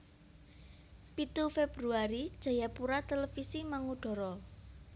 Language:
Javanese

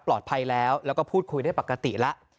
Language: Thai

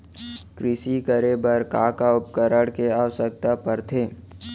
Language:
Chhattisgarhi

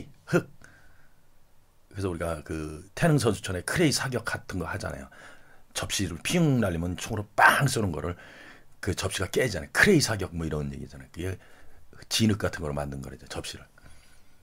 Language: Korean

